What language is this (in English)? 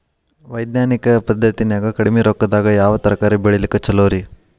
Kannada